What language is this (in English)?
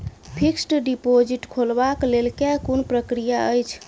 Maithili